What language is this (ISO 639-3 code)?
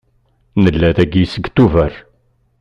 kab